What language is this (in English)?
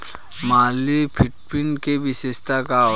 Bhojpuri